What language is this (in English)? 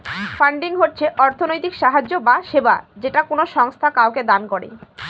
Bangla